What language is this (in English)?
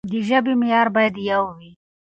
Pashto